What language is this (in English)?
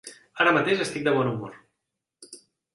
Catalan